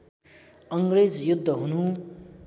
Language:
Nepali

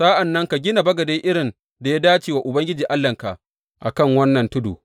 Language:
Hausa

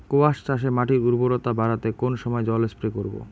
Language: Bangla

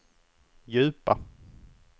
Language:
Swedish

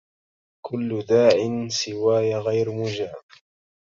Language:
Arabic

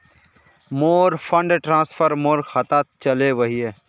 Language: Magahi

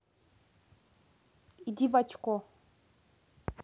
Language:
Russian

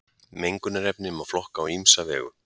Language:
Icelandic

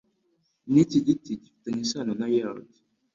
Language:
Kinyarwanda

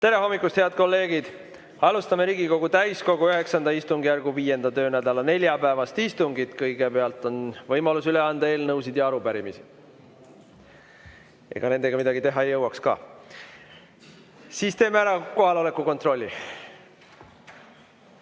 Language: Estonian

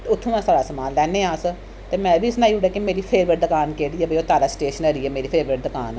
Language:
Dogri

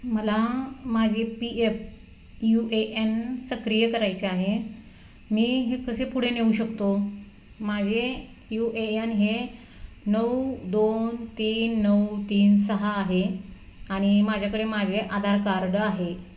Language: Marathi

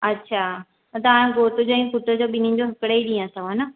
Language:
Sindhi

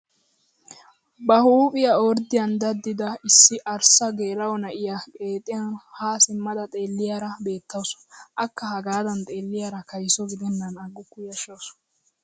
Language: Wolaytta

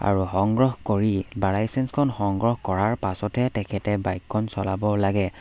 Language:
Assamese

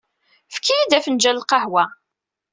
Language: Kabyle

